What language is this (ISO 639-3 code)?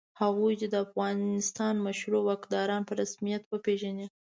pus